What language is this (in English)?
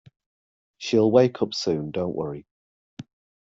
English